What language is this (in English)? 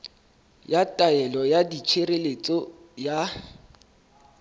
Southern Sotho